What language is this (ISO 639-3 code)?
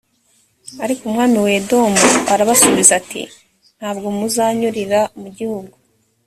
kin